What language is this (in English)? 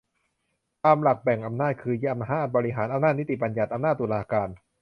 Thai